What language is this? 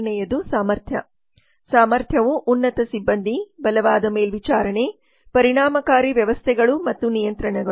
Kannada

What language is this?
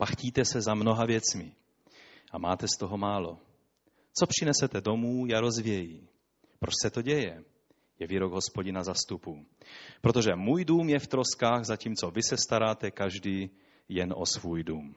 Czech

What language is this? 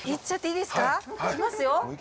Japanese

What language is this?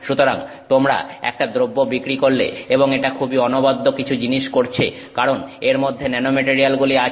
Bangla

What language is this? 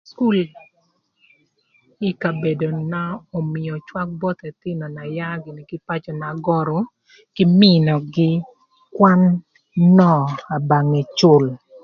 Thur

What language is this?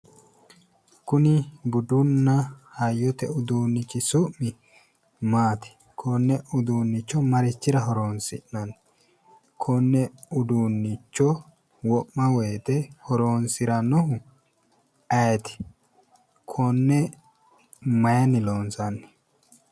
Sidamo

